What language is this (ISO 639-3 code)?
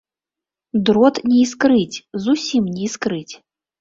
bel